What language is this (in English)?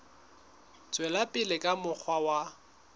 Southern Sotho